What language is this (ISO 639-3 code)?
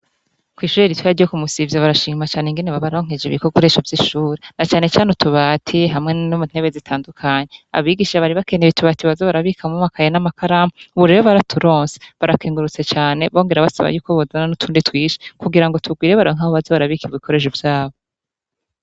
run